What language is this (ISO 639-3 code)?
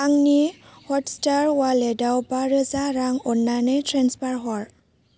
brx